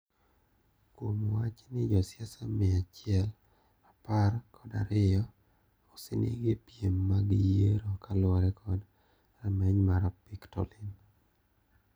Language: Luo (Kenya and Tanzania)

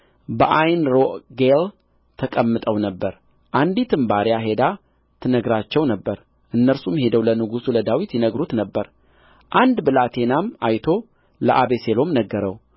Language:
Amharic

